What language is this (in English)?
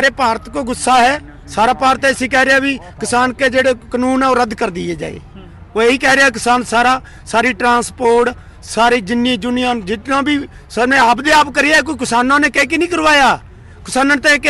Hindi